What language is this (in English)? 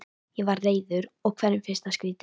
Icelandic